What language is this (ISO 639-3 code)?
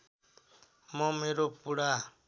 nep